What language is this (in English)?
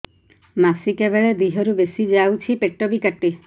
Odia